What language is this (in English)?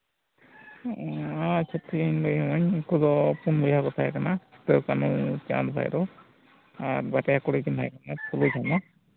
Santali